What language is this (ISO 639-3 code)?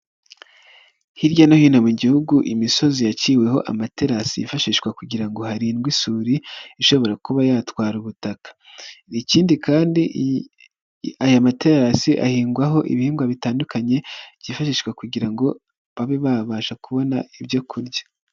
kin